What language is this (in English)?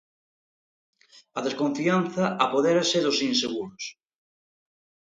Galician